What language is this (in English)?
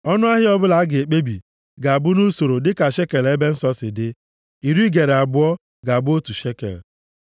Igbo